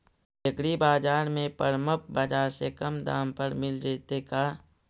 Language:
Magahi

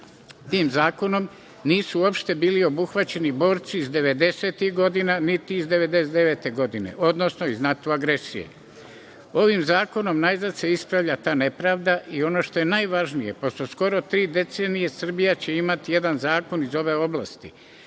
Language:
Serbian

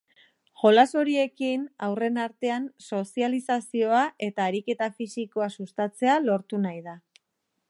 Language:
Basque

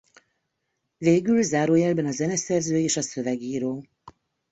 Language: Hungarian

